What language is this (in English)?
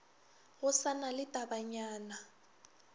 Northern Sotho